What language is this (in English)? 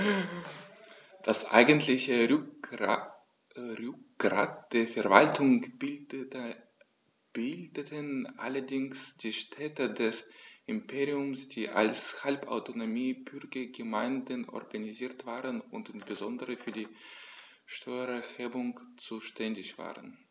German